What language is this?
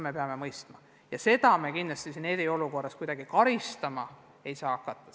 Estonian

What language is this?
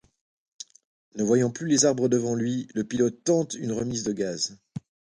French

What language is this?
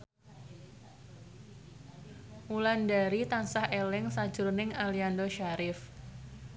Javanese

